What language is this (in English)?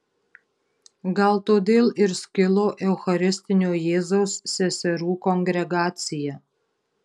Lithuanian